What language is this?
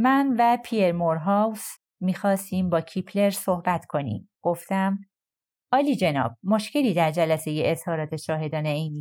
Persian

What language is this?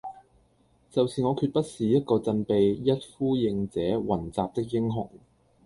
Cantonese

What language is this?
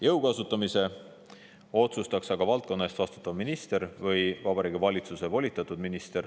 Estonian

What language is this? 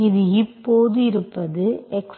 Tamil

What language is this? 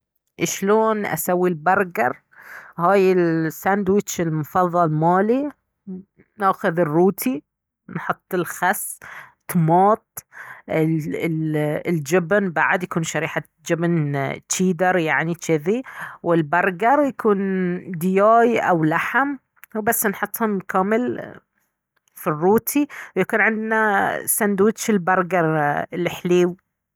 Baharna Arabic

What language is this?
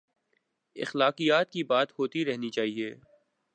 Urdu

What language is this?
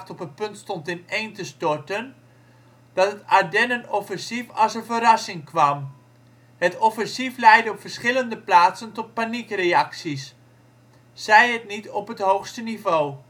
Dutch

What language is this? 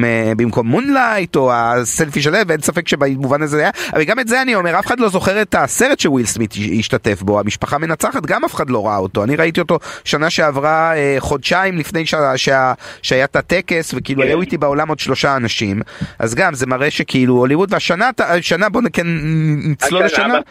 Hebrew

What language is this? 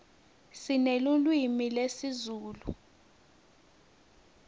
Swati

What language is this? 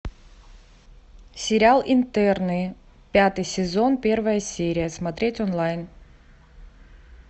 Russian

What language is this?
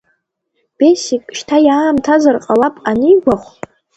Abkhazian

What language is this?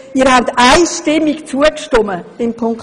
Swiss German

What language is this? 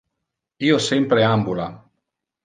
Interlingua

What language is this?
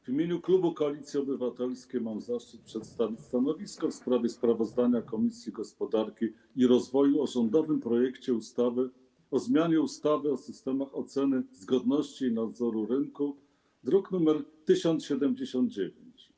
Polish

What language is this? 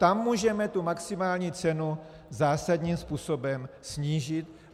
Czech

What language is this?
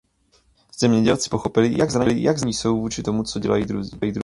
Czech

